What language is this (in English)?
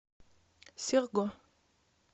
Russian